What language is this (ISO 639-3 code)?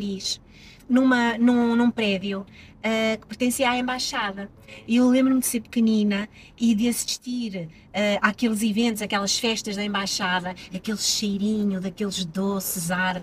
por